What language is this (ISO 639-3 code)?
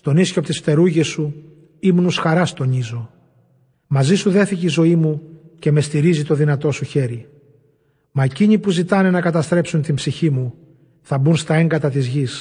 ell